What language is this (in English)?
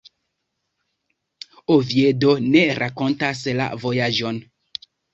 Esperanto